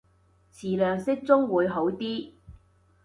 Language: Cantonese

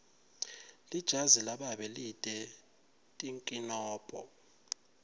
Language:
Swati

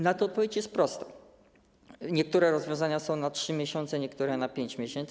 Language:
Polish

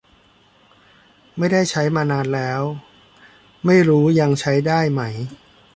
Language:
Thai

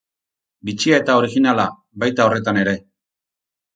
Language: Basque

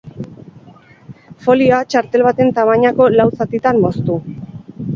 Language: Basque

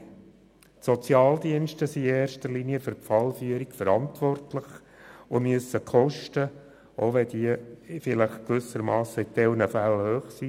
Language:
Swiss German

